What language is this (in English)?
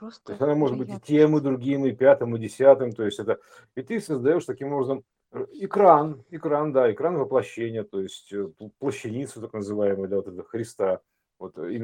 Russian